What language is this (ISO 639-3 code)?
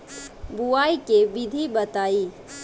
bho